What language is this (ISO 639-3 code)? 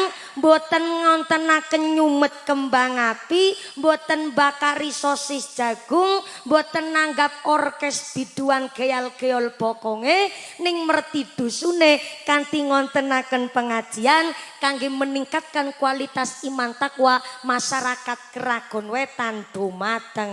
ind